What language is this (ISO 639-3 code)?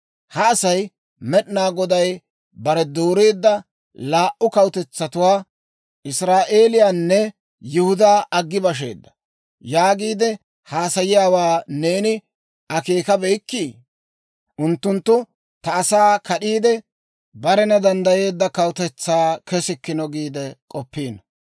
dwr